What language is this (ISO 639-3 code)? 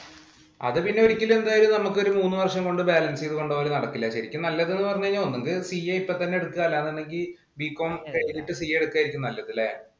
mal